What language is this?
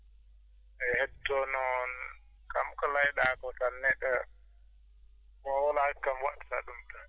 Fula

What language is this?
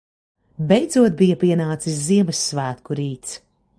Latvian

